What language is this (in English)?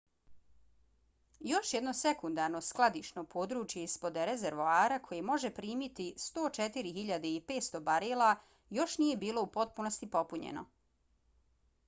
Bosnian